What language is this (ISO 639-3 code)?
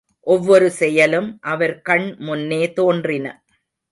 tam